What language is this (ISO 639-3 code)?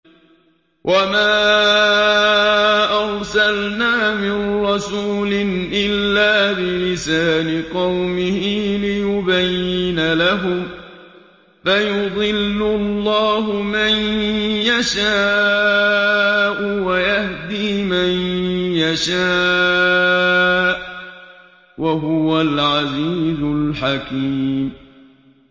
ara